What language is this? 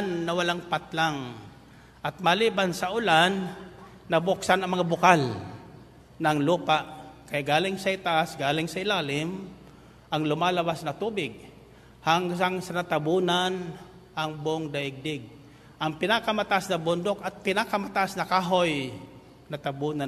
Filipino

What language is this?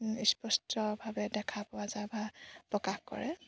Assamese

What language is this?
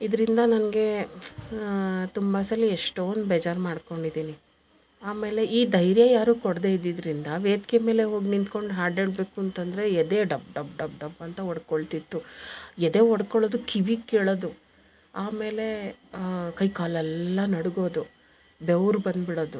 Kannada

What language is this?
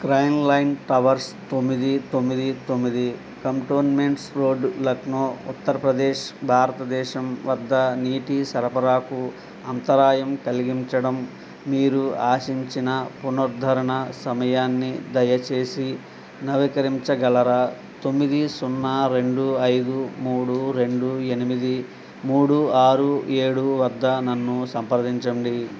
Telugu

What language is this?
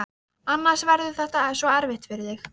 Icelandic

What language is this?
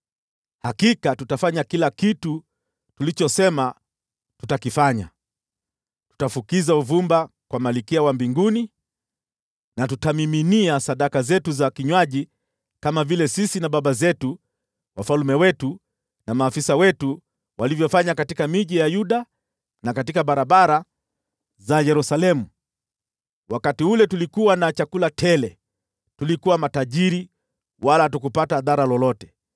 Swahili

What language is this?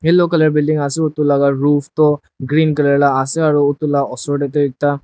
Naga Pidgin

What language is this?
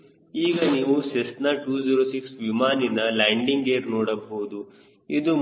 Kannada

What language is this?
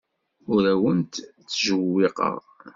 Kabyle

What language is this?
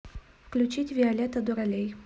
Russian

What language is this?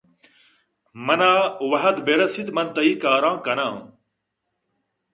Eastern Balochi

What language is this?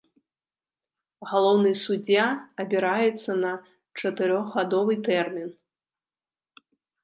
Belarusian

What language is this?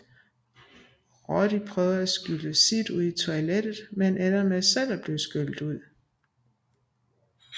Danish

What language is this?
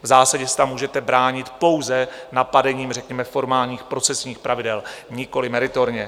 Czech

